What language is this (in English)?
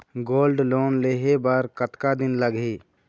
Chhattisgarhi